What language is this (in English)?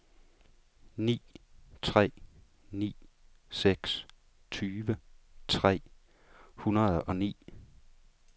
Danish